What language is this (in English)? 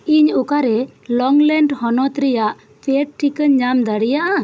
Santali